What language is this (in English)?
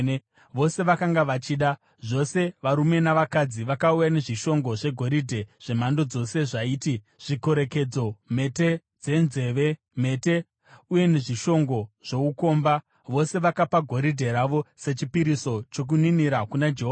Shona